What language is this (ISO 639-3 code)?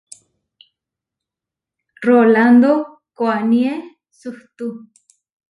var